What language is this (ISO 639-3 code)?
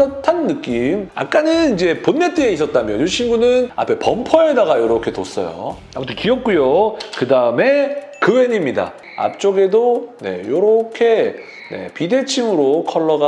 kor